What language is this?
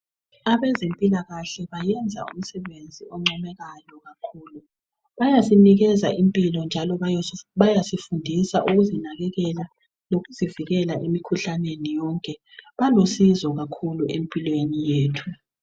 North Ndebele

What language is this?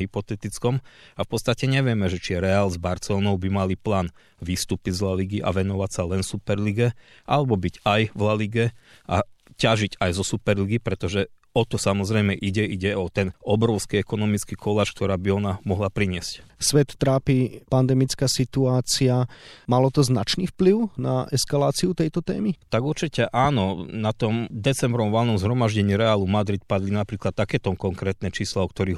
Slovak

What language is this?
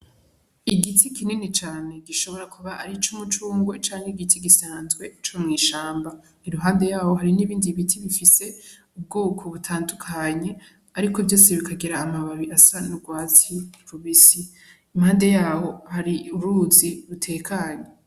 Rundi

